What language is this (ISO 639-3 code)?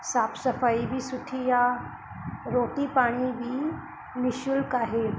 snd